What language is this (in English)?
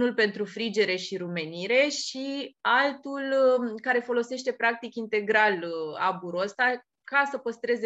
Romanian